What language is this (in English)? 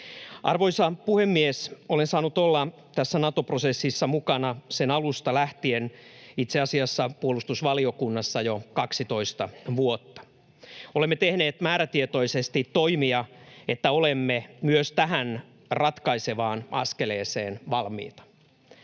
Finnish